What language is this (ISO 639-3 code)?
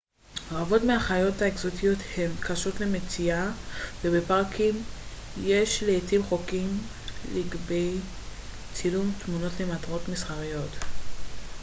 heb